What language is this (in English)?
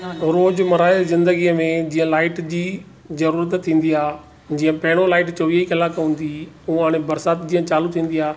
Sindhi